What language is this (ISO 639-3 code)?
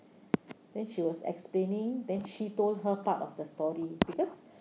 eng